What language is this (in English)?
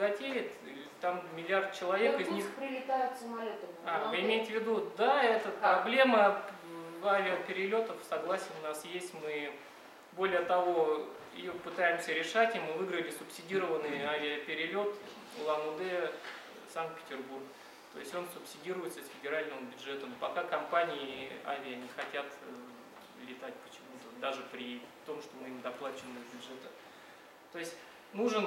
Russian